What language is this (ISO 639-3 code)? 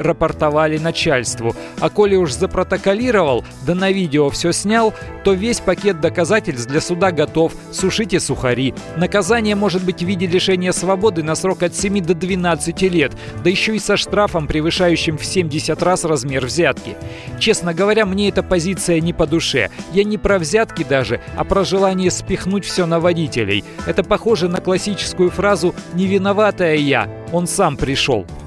rus